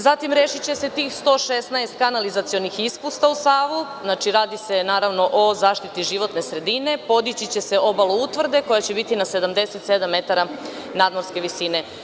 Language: Serbian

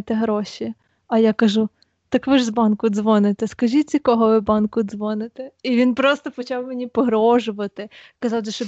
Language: Ukrainian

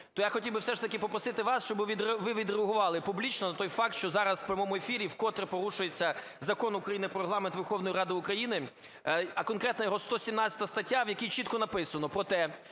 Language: Ukrainian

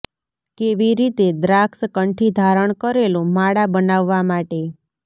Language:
Gujarati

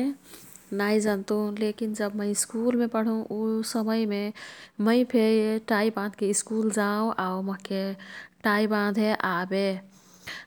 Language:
Kathoriya Tharu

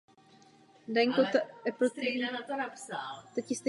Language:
Czech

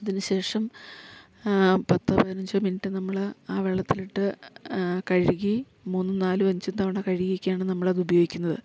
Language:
Malayalam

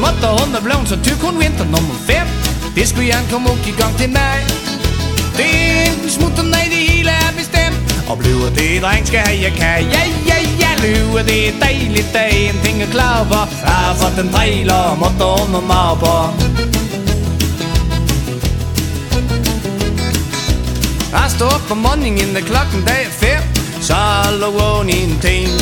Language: Danish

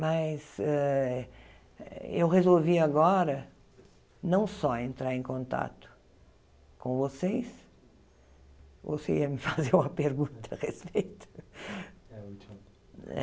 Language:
Portuguese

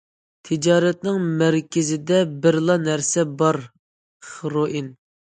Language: Uyghur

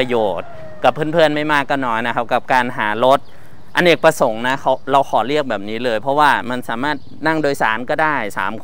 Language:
Thai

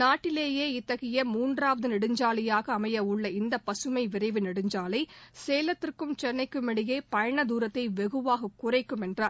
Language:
Tamil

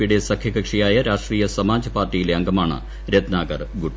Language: Malayalam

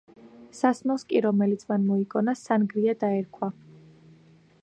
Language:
Georgian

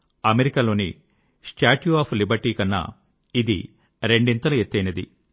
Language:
Telugu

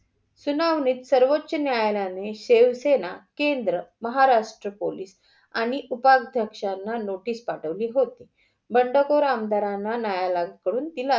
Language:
Marathi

